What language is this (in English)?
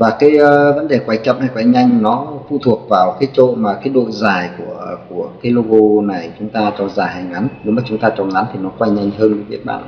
Vietnamese